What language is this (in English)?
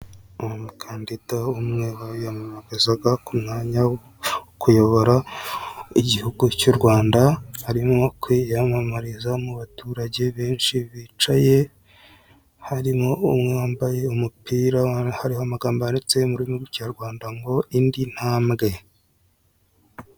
Kinyarwanda